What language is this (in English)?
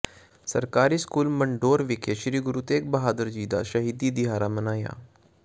Punjabi